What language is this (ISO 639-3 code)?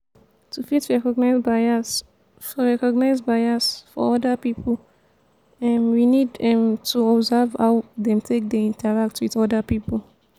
pcm